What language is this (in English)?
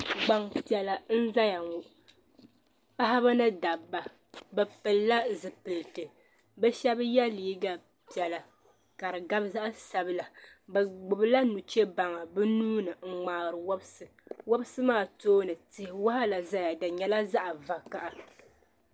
Dagbani